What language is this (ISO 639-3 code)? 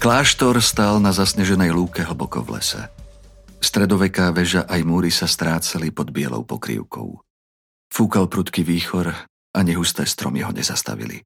slk